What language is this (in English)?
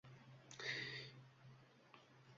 Uzbek